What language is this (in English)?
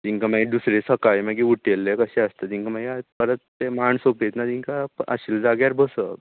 Konkani